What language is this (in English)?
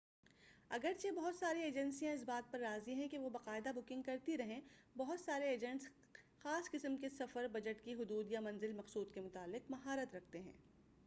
Urdu